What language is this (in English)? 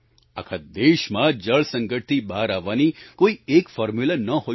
Gujarati